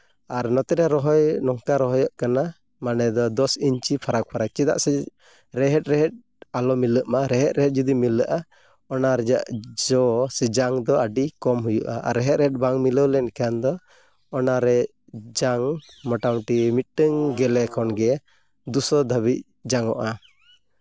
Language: Santali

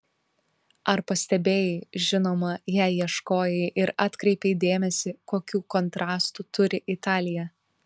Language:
Lithuanian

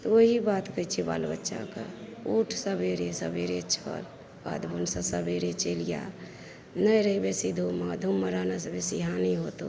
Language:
Maithili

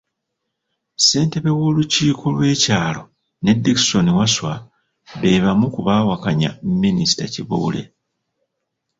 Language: Ganda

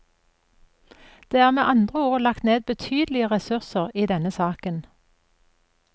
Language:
Norwegian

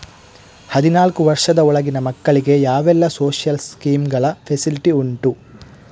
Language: Kannada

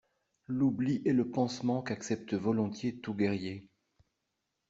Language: French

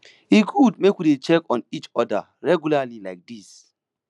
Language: Nigerian Pidgin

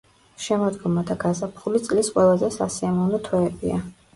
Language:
Georgian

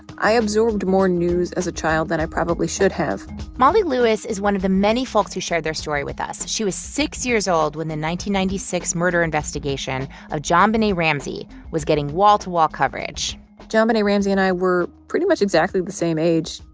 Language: English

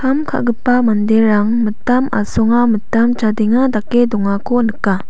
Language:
Garo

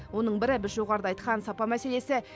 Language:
Kazakh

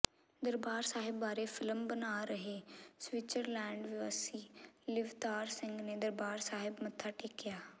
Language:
Punjabi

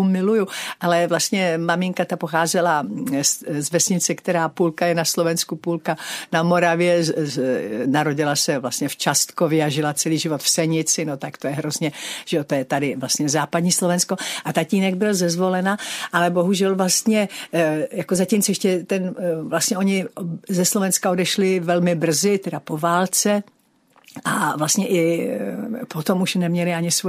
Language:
Czech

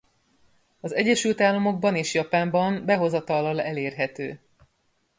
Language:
Hungarian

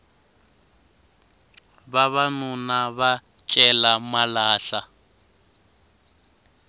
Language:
Tsonga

